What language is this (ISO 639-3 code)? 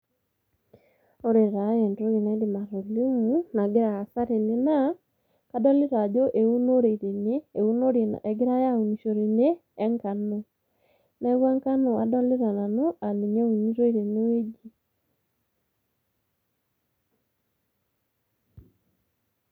mas